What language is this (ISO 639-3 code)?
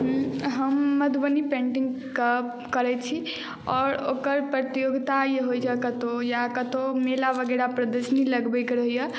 mai